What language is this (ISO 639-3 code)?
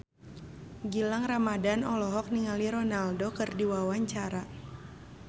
sun